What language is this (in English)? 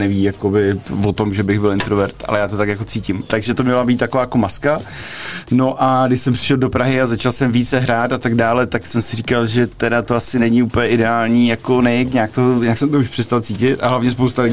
Czech